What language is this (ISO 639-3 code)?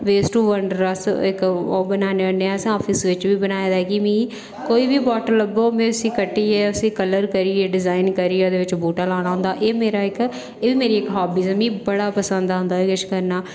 doi